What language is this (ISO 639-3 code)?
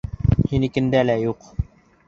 bak